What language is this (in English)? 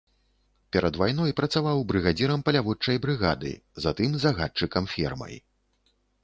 Belarusian